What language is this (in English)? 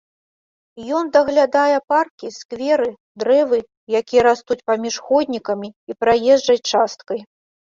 Belarusian